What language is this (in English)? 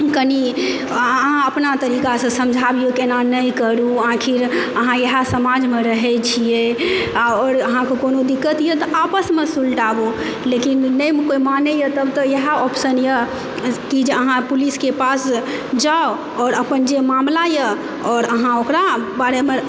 Maithili